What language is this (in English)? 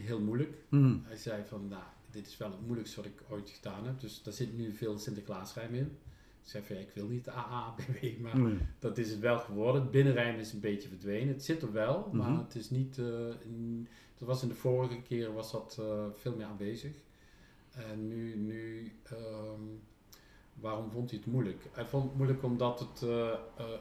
Dutch